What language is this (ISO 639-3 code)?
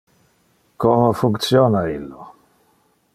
ina